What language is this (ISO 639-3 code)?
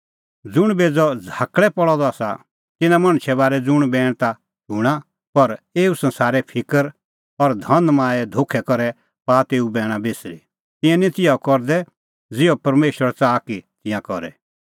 kfx